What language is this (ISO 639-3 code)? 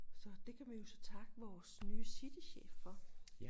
dan